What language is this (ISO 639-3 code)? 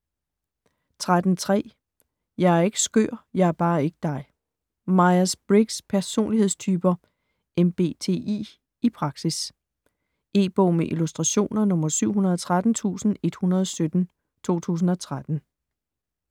dan